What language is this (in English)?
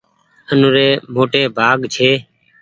Goaria